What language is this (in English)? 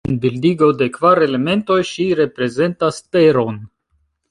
Esperanto